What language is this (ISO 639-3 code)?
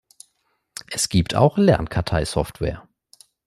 deu